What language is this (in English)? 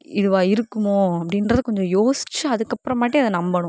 Tamil